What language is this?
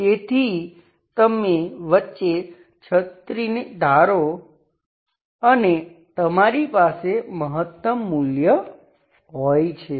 Gujarati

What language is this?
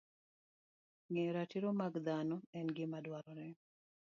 Luo (Kenya and Tanzania)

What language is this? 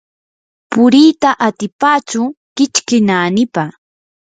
Yanahuanca Pasco Quechua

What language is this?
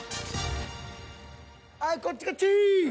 Japanese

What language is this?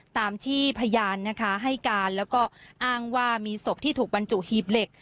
Thai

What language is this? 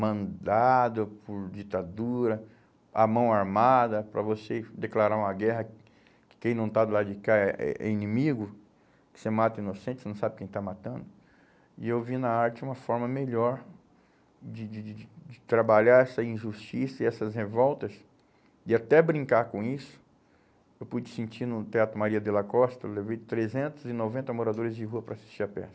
Portuguese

